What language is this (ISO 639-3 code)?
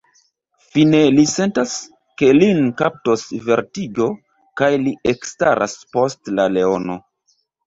epo